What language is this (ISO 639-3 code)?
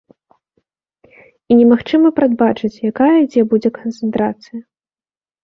bel